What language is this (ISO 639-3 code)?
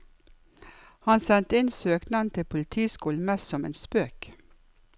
nor